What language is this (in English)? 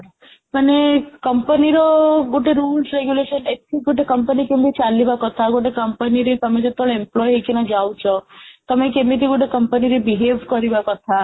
Odia